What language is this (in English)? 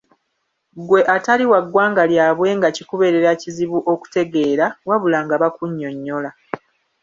Ganda